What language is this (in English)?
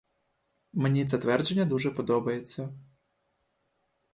Ukrainian